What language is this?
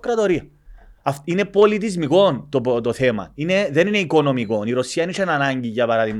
Greek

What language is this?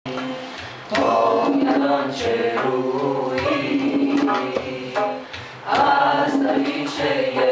Persian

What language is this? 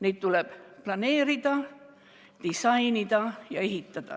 Estonian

